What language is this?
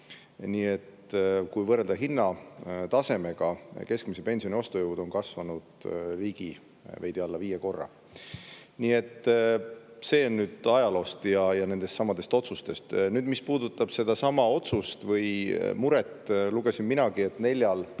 Estonian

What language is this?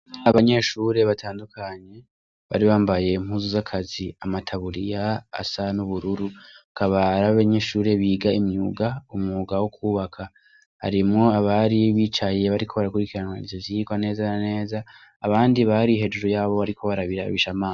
Rundi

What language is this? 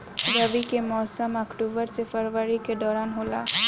Bhojpuri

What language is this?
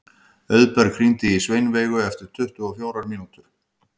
Icelandic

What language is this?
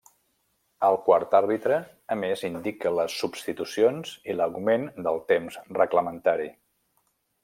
Catalan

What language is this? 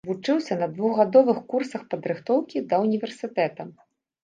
Belarusian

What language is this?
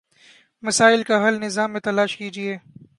Urdu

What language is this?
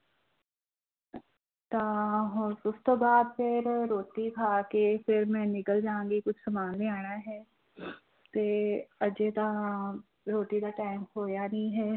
Punjabi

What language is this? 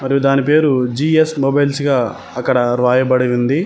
Telugu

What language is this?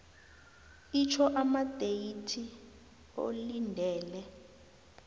South Ndebele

